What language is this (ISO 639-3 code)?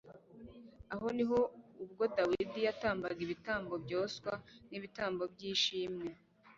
kin